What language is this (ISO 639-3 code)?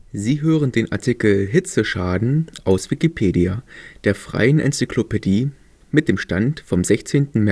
deu